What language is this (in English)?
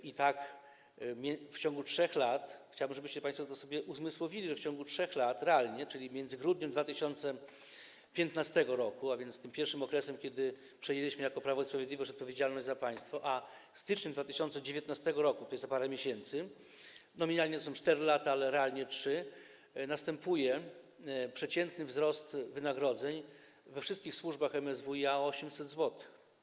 Polish